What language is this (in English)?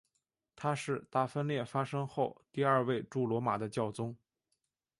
Chinese